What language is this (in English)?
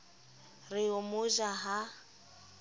Southern Sotho